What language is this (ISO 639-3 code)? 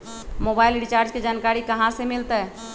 mag